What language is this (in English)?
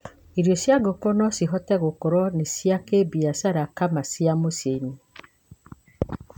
Kikuyu